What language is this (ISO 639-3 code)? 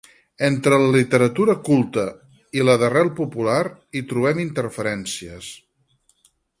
cat